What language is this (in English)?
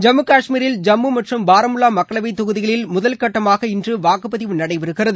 Tamil